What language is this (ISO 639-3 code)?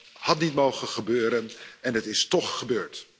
nld